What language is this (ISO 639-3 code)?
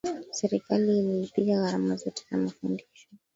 swa